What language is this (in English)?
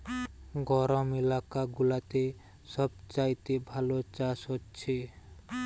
Bangla